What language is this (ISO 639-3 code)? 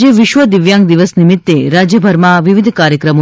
guj